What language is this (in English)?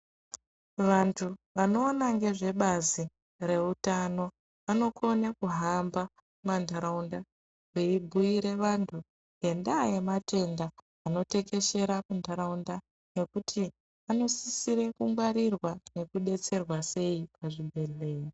Ndau